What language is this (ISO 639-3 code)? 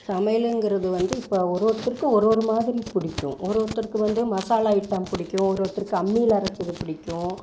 tam